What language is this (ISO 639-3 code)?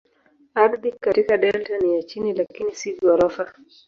swa